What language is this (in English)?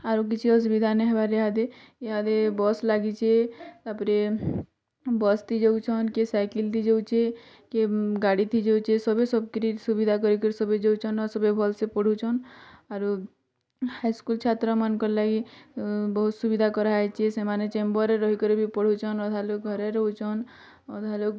Odia